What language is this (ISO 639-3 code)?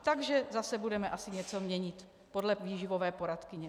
ces